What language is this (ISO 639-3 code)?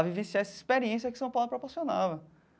por